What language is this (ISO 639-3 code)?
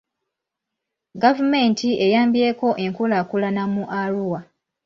lug